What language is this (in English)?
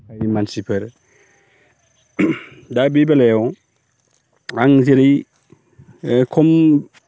Bodo